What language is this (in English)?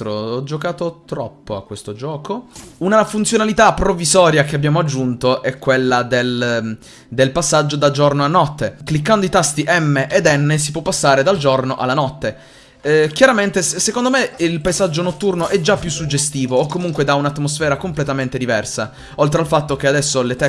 Italian